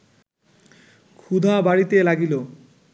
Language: Bangla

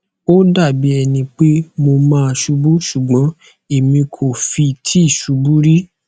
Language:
Yoruba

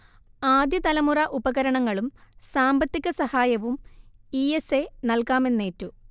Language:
Malayalam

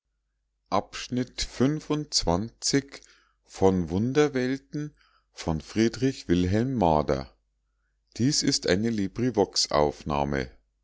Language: German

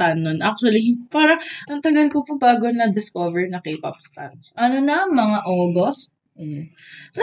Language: Filipino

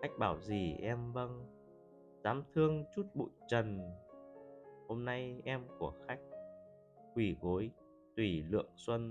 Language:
Vietnamese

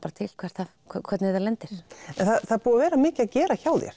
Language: Icelandic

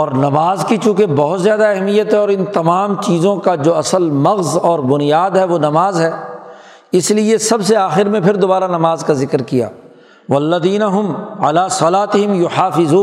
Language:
Urdu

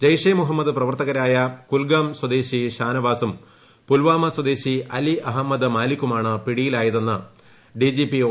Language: Malayalam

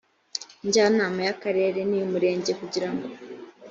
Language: Kinyarwanda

